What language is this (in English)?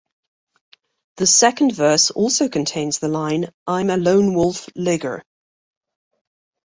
English